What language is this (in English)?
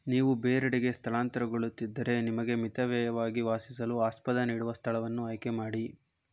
Kannada